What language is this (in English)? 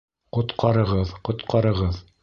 Bashkir